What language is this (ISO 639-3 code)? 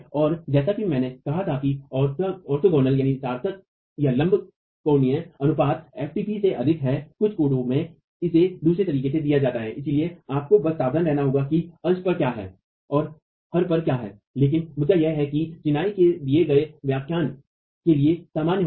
hin